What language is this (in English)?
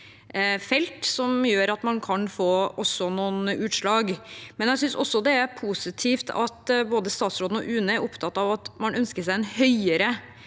Norwegian